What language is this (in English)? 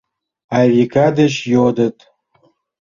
Mari